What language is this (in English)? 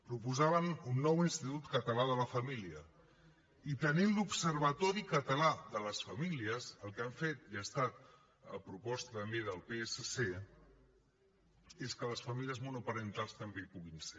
Catalan